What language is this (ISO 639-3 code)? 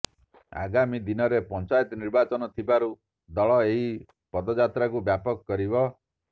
ori